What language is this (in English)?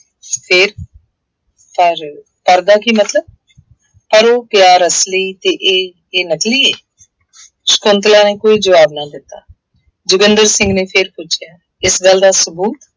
Punjabi